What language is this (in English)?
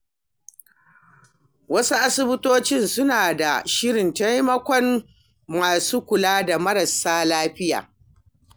Hausa